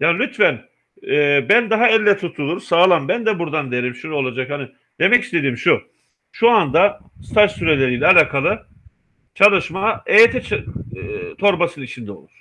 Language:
Turkish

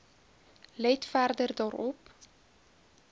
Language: Afrikaans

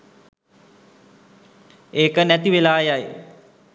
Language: Sinhala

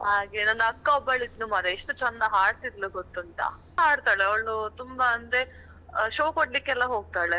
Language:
Kannada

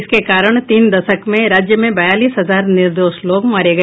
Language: Hindi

